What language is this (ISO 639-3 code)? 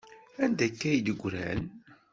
kab